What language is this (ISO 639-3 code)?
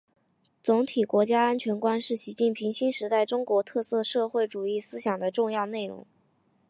zho